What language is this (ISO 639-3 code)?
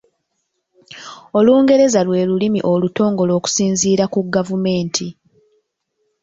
lug